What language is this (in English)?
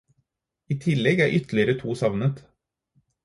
Norwegian Bokmål